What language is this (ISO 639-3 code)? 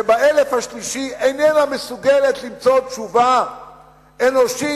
heb